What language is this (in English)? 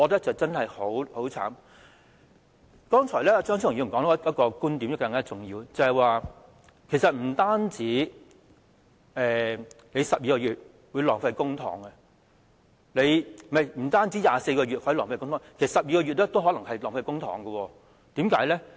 Cantonese